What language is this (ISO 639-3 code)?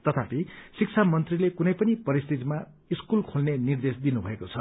nep